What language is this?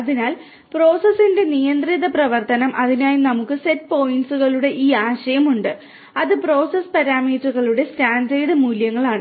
Malayalam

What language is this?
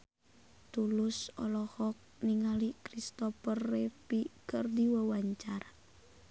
Sundanese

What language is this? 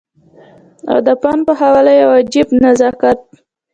Pashto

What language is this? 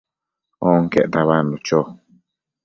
Matsés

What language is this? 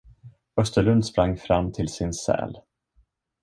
Swedish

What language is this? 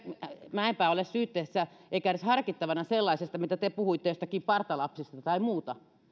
Finnish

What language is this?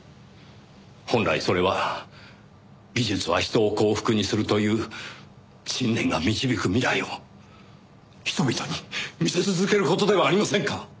Japanese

